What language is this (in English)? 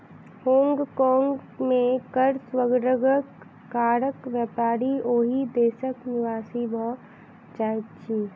Maithili